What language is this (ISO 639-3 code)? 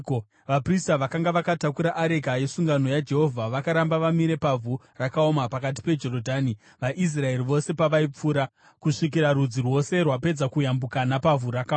sna